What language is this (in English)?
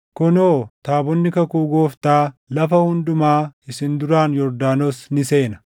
Oromo